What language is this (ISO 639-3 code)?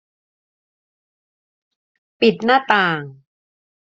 tha